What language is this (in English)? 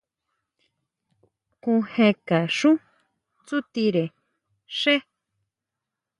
Huautla Mazatec